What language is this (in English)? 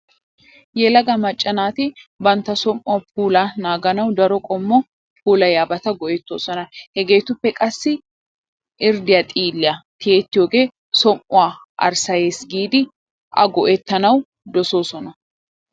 Wolaytta